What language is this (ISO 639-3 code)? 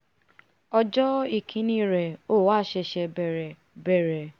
yor